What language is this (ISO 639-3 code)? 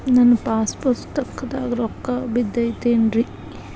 kan